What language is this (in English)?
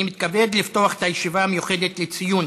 Hebrew